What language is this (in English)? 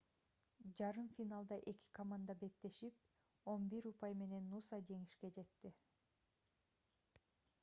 Kyrgyz